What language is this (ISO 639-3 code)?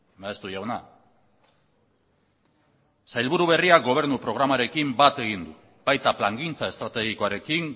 eus